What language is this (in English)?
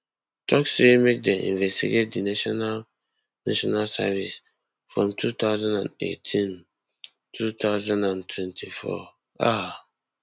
Nigerian Pidgin